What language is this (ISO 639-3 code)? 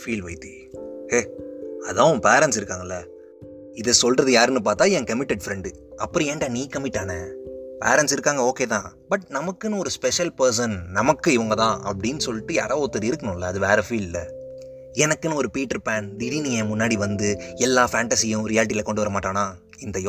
tam